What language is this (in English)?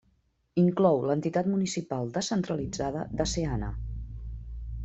Catalan